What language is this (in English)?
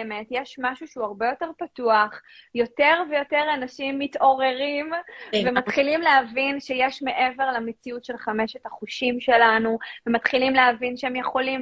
Hebrew